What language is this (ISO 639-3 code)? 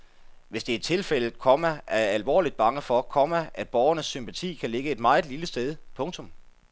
dan